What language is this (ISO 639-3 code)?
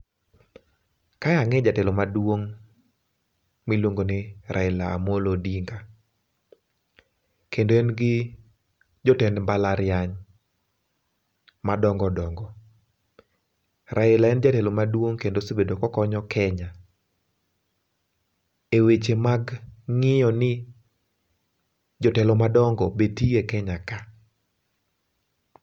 luo